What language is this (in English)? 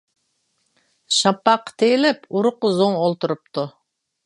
Uyghur